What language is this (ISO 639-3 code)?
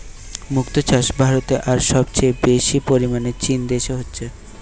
ben